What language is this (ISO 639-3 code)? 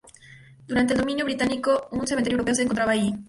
spa